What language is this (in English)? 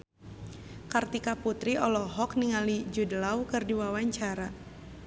Sundanese